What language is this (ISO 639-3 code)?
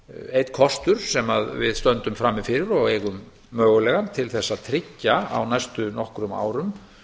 isl